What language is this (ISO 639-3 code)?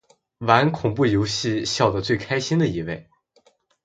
zho